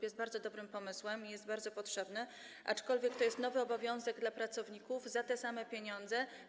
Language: Polish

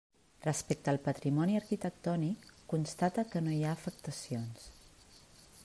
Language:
Catalan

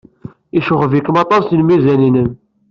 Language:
Kabyle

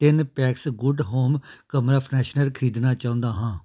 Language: Punjabi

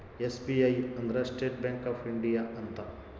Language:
Kannada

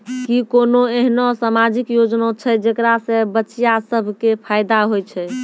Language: Maithili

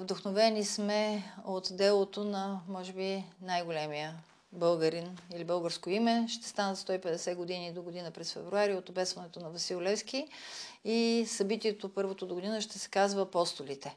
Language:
Bulgarian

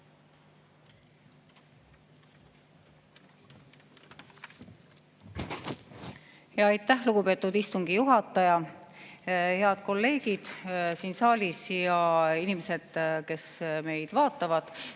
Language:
Estonian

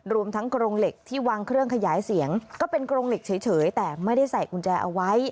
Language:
Thai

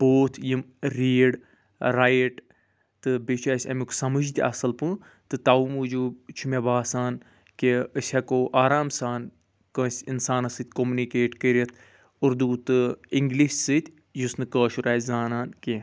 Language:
Kashmiri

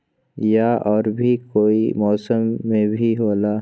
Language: Magahi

